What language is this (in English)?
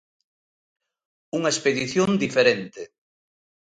Galician